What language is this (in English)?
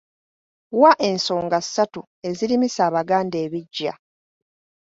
Ganda